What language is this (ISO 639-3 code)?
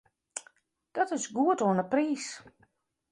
fry